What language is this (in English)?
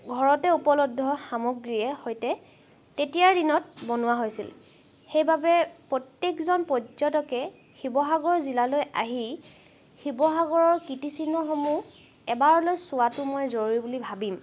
Assamese